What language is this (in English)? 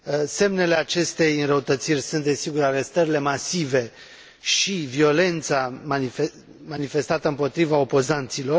Romanian